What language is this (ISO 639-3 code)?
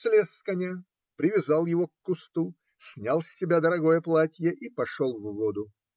rus